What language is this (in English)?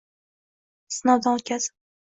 Uzbek